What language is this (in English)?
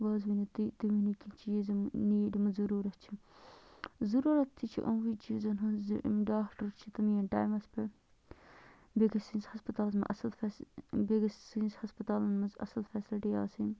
Kashmiri